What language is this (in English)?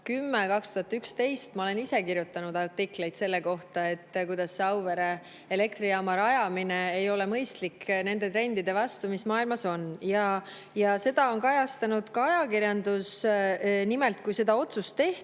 Estonian